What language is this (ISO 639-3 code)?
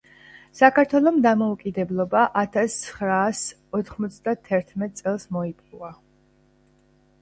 kat